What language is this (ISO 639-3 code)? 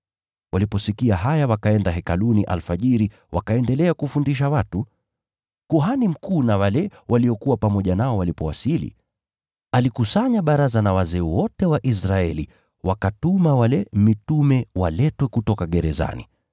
swa